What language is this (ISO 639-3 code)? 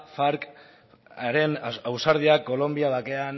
eus